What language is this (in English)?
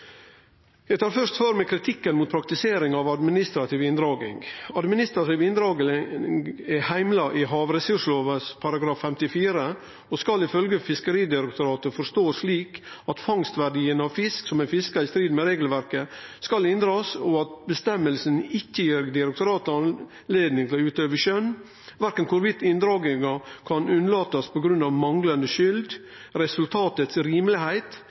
Norwegian Nynorsk